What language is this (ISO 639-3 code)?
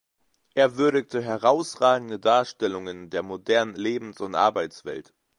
deu